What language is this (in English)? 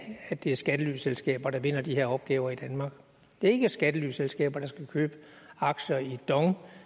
Danish